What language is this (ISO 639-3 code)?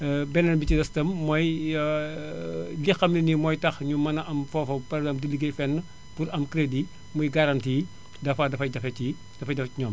wol